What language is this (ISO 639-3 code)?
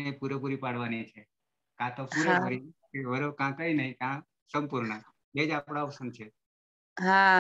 ind